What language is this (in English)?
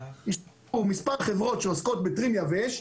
Hebrew